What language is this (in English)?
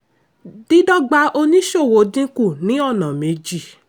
Yoruba